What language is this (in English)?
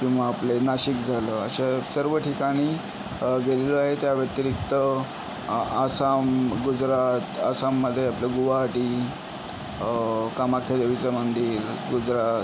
Marathi